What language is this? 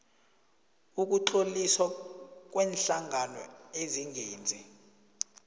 South Ndebele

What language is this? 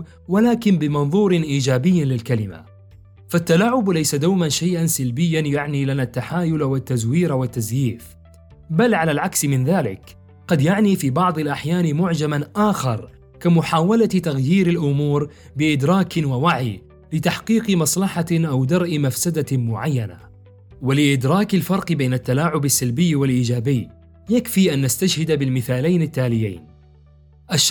Arabic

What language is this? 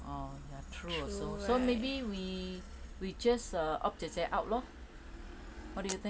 English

